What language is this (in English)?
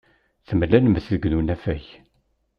Kabyle